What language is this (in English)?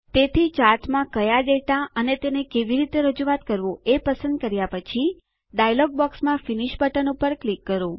Gujarati